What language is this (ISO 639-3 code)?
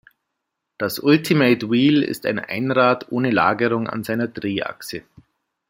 deu